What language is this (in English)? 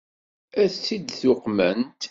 Kabyle